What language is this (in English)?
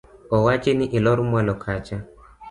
Luo (Kenya and Tanzania)